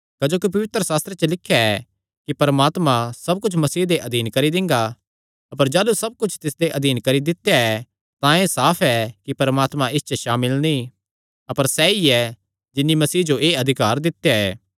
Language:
Kangri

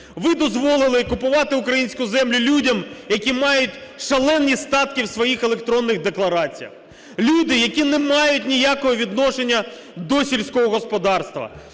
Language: Ukrainian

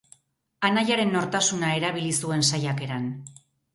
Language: Basque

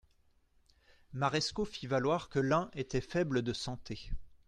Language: French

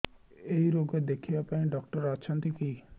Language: Odia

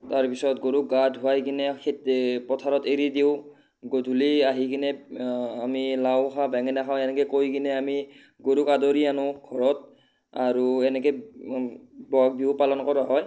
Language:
Assamese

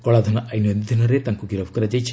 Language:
Odia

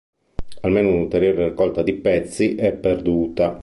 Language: Italian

